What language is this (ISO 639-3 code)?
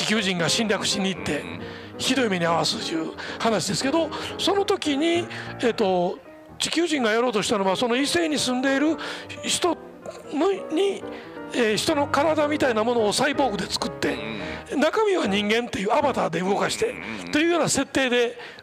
jpn